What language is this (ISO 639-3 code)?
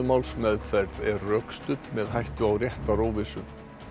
isl